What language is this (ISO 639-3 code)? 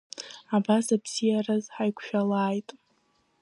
abk